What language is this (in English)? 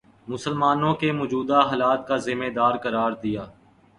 Urdu